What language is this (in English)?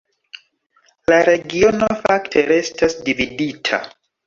Esperanto